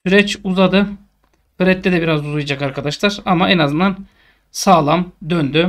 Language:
Turkish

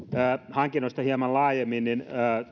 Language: Finnish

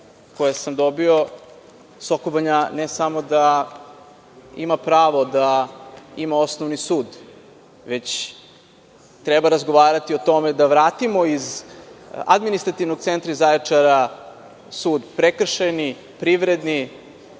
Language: Serbian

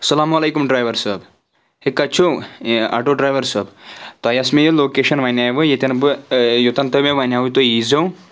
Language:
Kashmiri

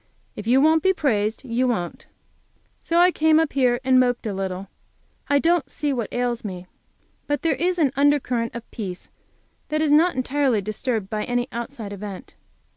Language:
English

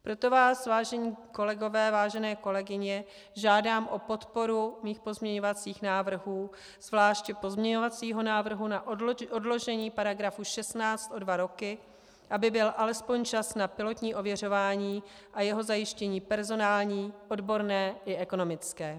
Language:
Czech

